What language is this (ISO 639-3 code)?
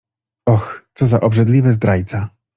pol